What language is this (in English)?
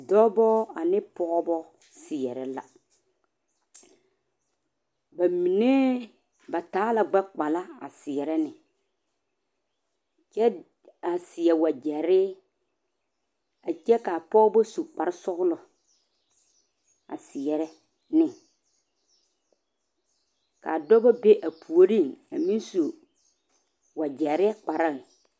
Southern Dagaare